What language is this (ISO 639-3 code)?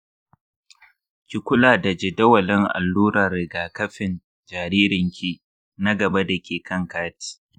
hau